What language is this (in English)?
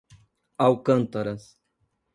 Portuguese